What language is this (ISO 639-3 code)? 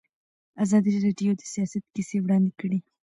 pus